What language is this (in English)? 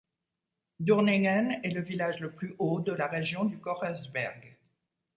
French